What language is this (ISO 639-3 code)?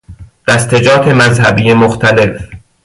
fas